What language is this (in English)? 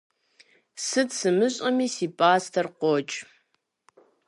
Kabardian